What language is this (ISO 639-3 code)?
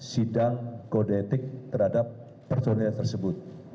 ind